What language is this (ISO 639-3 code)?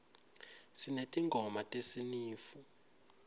ssw